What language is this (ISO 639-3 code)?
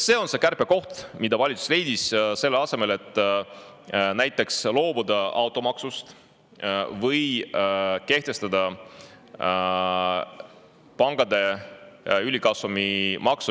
est